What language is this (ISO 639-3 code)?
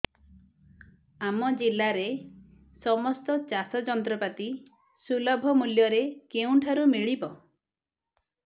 ori